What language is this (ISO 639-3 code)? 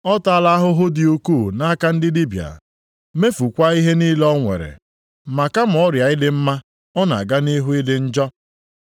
ibo